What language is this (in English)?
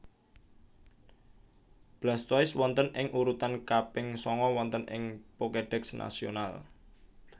Javanese